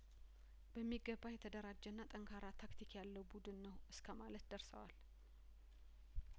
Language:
Amharic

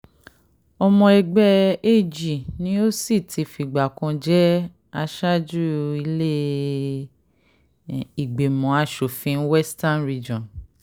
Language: Yoruba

